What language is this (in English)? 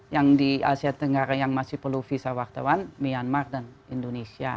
Indonesian